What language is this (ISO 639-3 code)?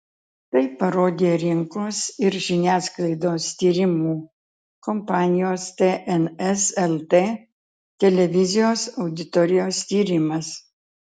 lit